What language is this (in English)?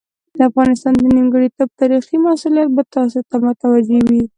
Pashto